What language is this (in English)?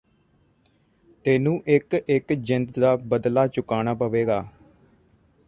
Punjabi